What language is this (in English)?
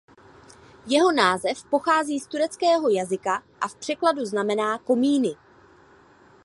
Czech